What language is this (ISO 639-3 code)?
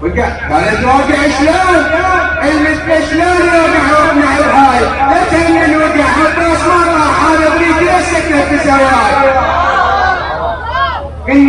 ara